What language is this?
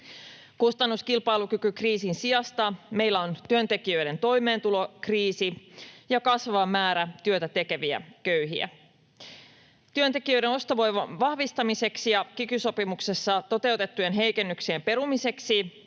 Finnish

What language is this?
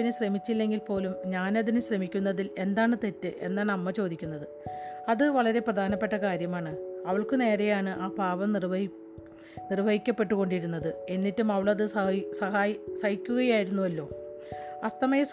Malayalam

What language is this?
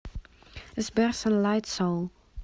Russian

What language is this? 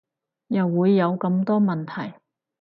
Cantonese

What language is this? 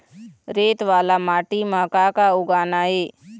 Chhattisgarhi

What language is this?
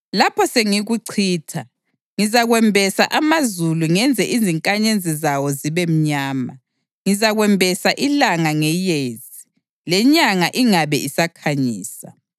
North Ndebele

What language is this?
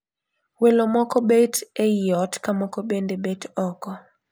Luo (Kenya and Tanzania)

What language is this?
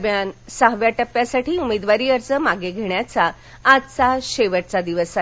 Marathi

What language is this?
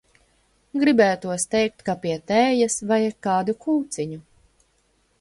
Latvian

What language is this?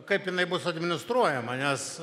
Lithuanian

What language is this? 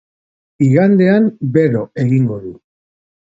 Basque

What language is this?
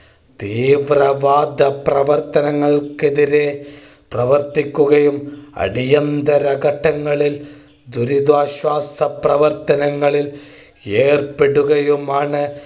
Malayalam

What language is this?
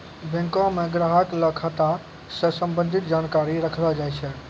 Maithili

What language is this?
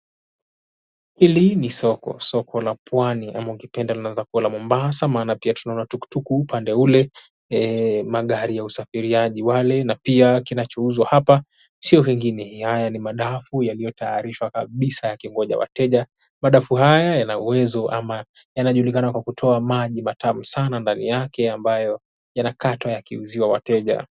Swahili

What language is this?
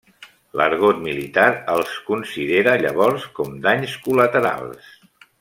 Catalan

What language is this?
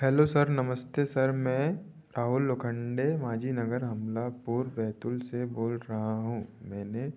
Hindi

